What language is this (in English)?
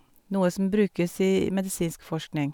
Norwegian